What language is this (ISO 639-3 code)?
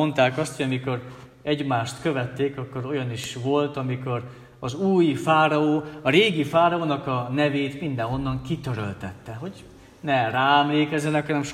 hun